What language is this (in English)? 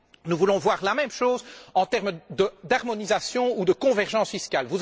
French